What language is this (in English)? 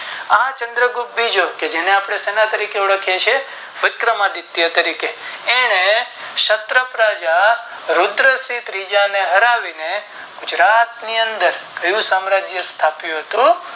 Gujarati